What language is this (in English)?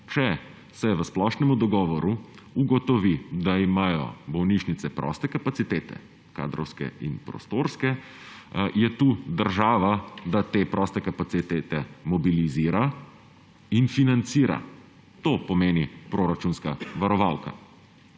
Slovenian